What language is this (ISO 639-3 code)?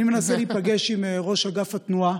heb